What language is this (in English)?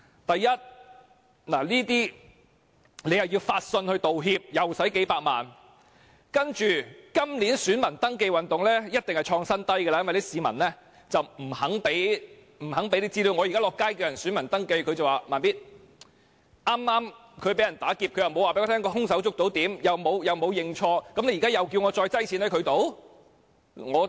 Cantonese